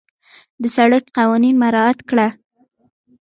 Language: Pashto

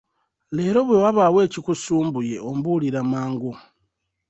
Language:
Ganda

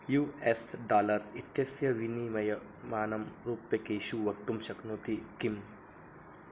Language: Sanskrit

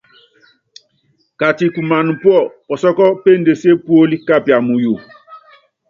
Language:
Yangben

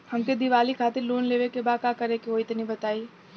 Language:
Bhojpuri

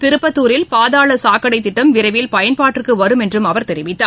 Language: Tamil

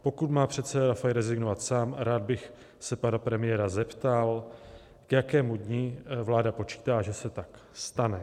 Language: Czech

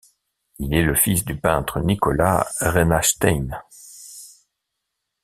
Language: French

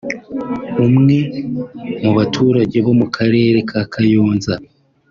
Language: Kinyarwanda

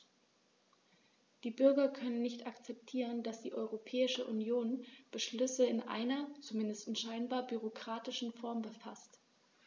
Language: German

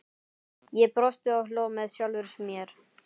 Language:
Icelandic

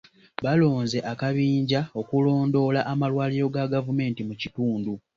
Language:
Ganda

